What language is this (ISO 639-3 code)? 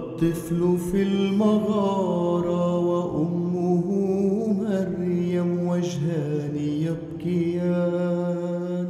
ara